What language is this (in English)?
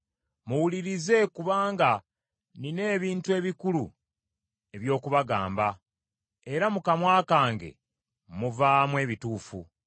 Ganda